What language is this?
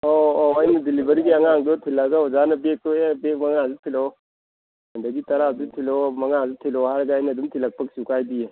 Manipuri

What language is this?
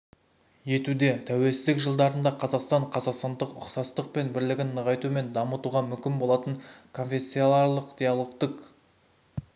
Kazakh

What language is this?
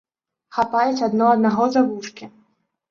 Belarusian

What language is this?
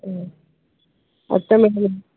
Kannada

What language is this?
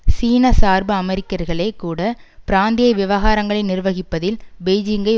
Tamil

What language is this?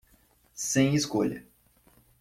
Portuguese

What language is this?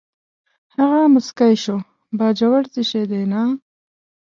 Pashto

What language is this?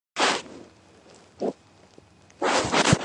Georgian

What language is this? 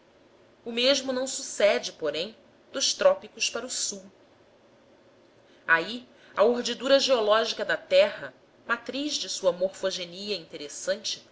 Portuguese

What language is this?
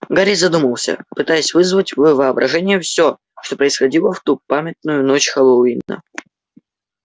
Russian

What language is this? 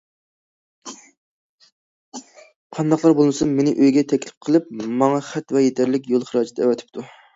Uyghur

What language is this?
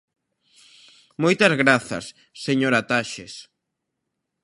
Galician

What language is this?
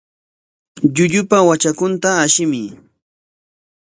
Corongo Ancash Quechua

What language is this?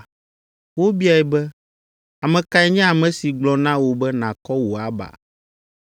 Ewe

